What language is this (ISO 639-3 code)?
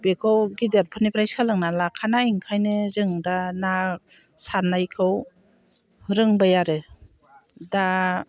brx